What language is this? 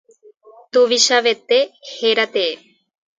Guarani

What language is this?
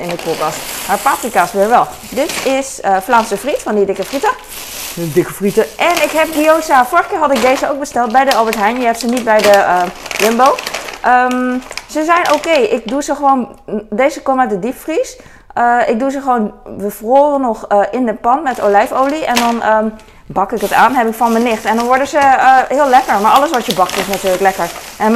Dutch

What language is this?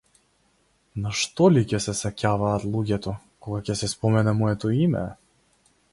Macedonian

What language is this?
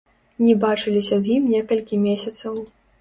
Belarusian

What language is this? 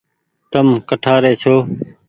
Goaria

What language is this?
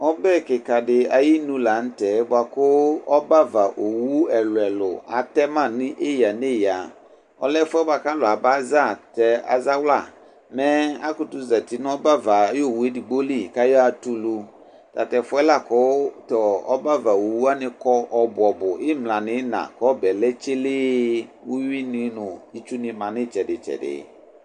Ikposo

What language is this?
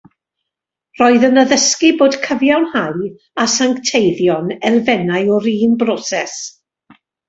Welsh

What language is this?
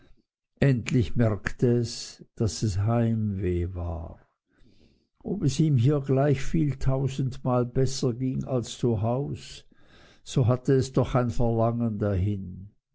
German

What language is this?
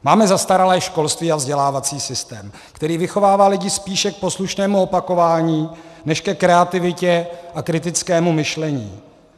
Czech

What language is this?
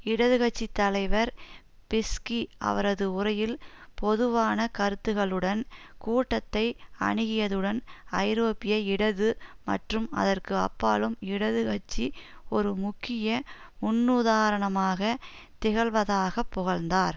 Tamil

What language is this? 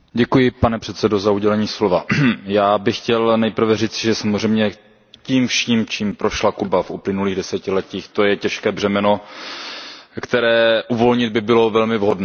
Czech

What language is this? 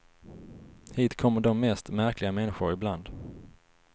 Swedish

